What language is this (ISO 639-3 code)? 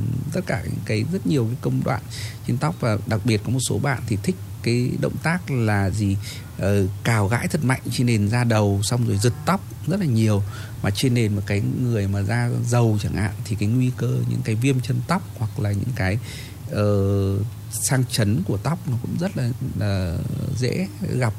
vie